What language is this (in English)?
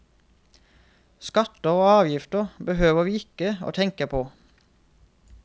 Norwegian